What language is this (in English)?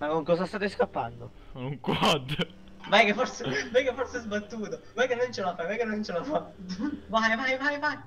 Italian